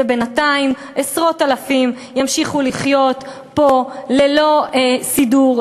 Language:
Hebrew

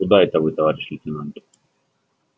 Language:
Russian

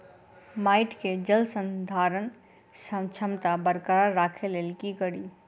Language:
Maithili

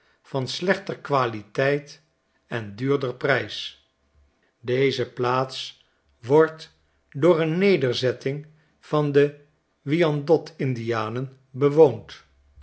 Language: Dutch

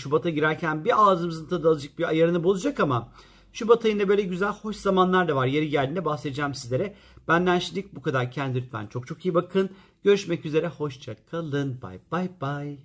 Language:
Turkish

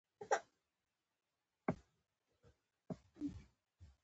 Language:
Pashto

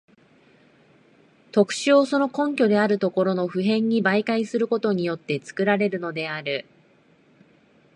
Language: Japanese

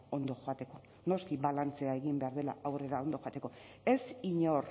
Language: Basque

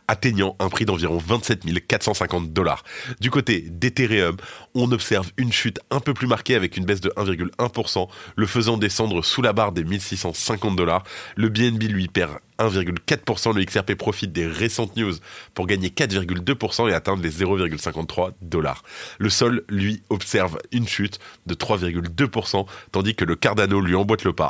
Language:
French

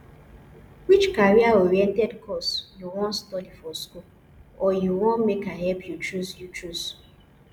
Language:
Nigerian Pidgin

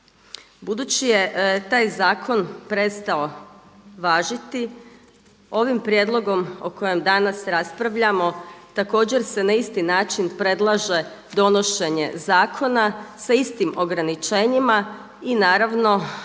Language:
Croatian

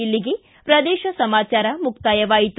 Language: Kannada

